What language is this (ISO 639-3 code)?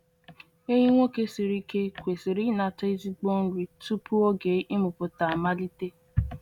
ibo